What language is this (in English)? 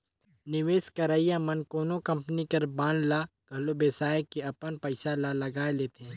Chhattisgarhi